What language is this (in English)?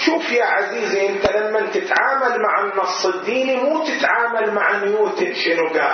Arabic